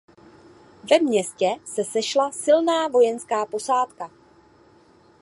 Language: Czech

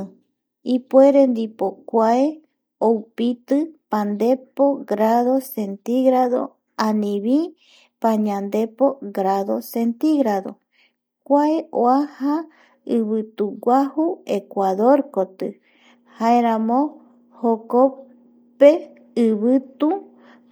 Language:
Eastern Bolivian Guaraní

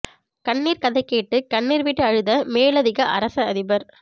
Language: Tamil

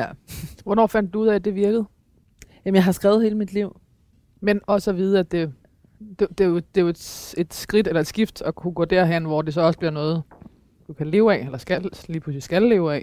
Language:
Danish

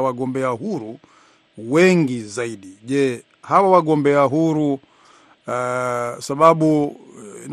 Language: Swahili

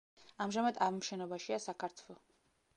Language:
Georgian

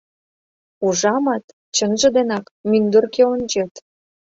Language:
Mari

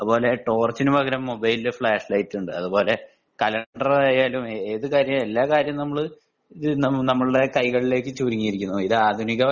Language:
Malayalam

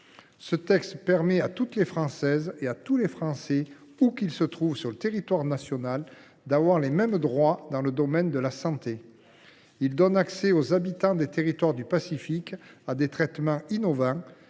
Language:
French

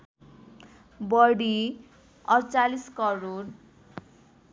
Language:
Nepali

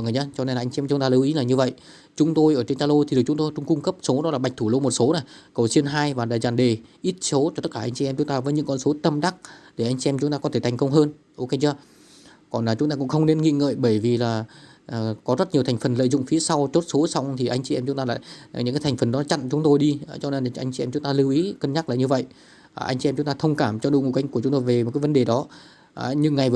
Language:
Vietnamese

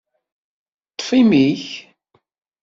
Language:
Kabyle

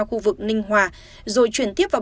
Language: Vietnamese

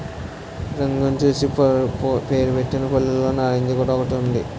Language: Telugu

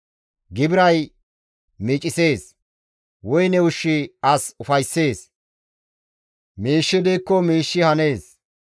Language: Gamo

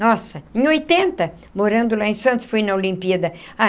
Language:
Portuguese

